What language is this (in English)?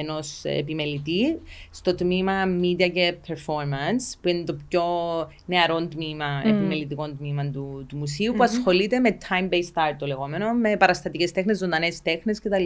Greek